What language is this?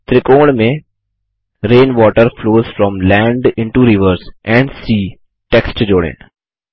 Hindi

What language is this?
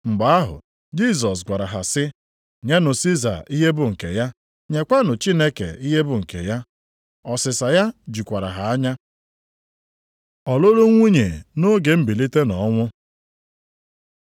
Igbo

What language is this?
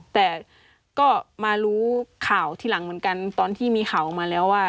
Thai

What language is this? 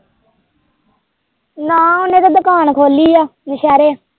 Punjabi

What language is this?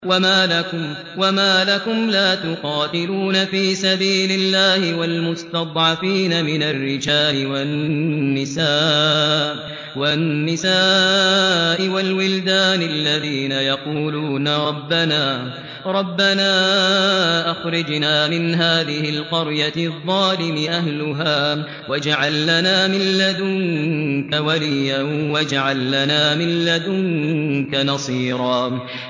Arabic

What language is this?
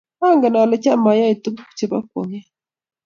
Kalenjin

